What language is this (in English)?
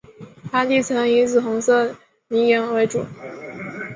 Chinese